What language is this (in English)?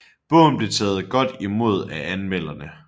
Danish